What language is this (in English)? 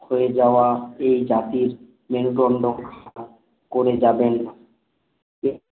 Bangla